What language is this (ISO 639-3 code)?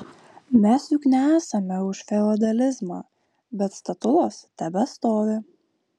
lit